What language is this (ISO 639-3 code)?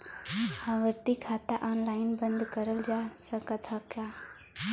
bho